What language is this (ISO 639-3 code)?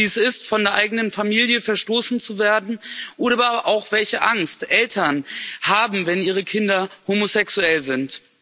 deu